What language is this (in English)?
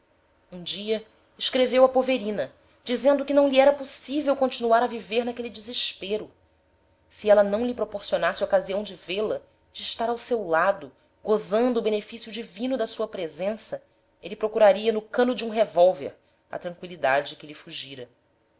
Portuguese